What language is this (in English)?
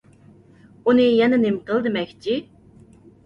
Uyghur